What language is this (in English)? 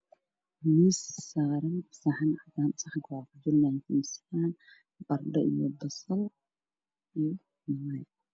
Somali